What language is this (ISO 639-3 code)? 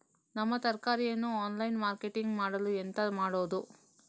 kan